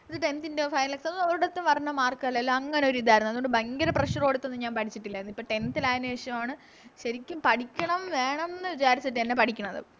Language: Malayalam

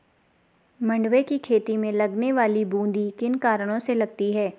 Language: Hindi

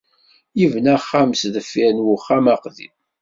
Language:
Kabyle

